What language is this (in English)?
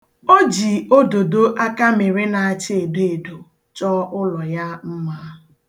Igbo